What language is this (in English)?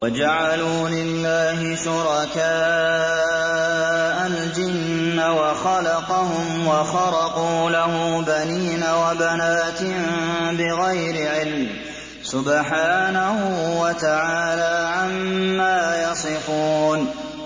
Arabic